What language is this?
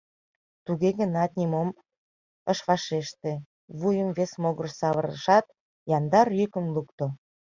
Mari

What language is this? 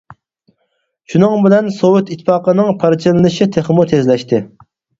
Uyghur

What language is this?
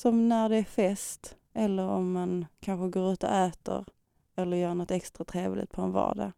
Swedish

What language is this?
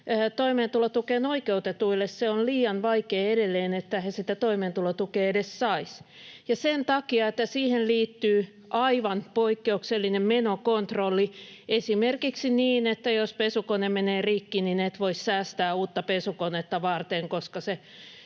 Finnish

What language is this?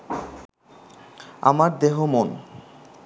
Bangla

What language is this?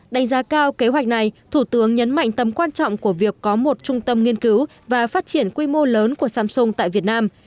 Vietnamese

